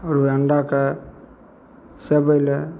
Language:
Maithili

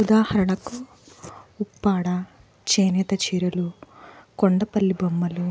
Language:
Telugu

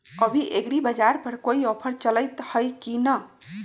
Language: Magahi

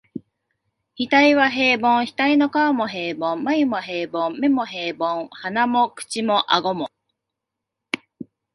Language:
Japanese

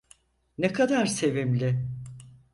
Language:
Turkish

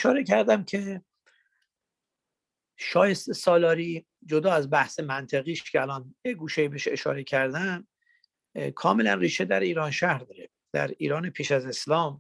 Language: Persian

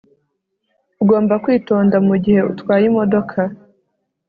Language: Kinyarwanda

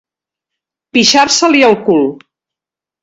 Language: Catalan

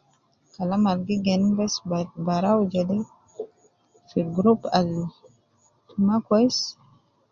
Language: Nubi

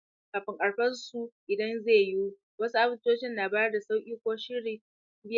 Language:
Hausa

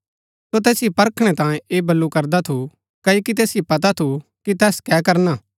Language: Gaddi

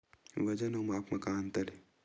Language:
Chhattisgarhi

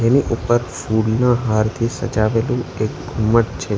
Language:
Gujarati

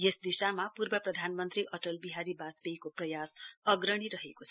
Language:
Nepali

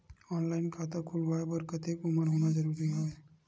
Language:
Chhattisgarhi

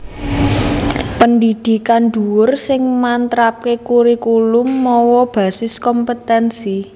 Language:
Javanese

